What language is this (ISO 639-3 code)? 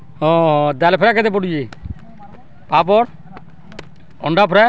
ori